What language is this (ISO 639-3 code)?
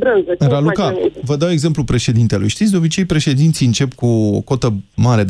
ron